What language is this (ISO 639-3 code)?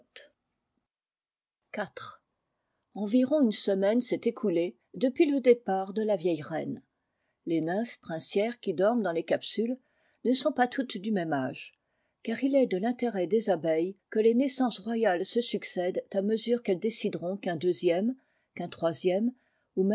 fra